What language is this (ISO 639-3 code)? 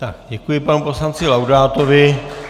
ces